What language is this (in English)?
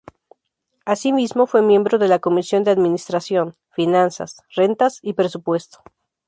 Spanish